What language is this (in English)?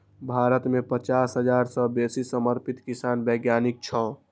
Maithili